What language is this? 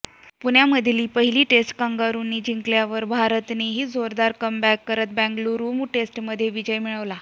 Marathi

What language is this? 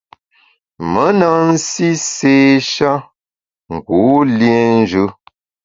Bamun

